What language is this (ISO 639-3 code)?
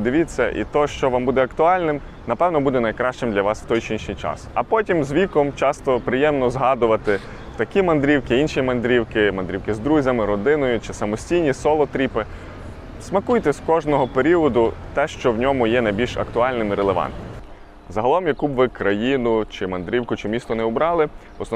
ukr